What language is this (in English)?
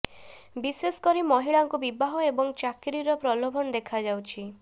Odia